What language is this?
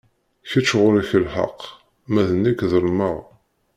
Kabyle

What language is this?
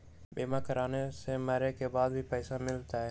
Magahi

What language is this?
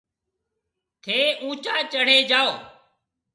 Marwari (Pakistan)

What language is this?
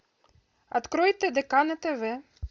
Russian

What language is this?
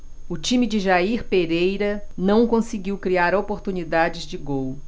Portuguese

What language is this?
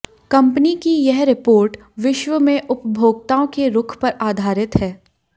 Hindi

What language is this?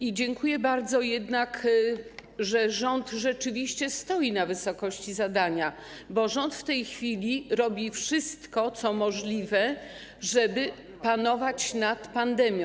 Polish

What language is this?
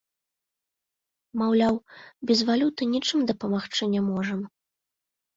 Belarusian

